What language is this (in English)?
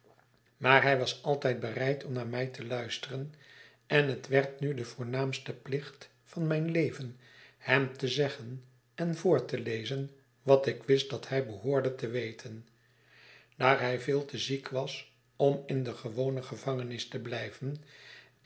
Dutch